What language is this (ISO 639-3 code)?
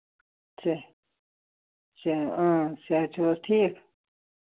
kas